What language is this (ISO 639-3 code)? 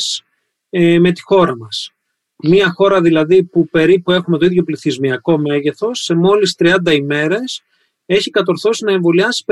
ell